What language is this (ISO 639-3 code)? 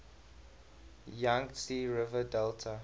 eng